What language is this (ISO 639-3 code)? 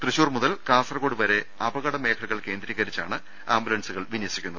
mal